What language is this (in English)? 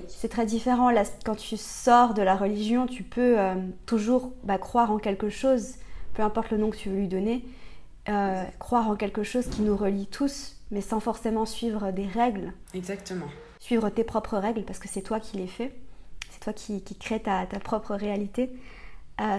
French